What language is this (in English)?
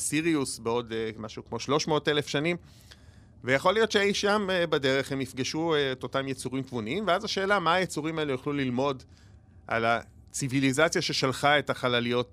Hebrew